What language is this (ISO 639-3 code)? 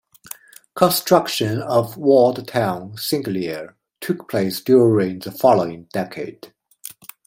eng